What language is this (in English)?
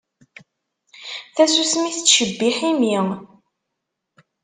Kabyle